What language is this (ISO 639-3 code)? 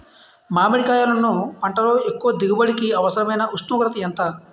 tel